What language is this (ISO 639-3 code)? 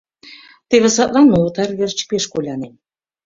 chm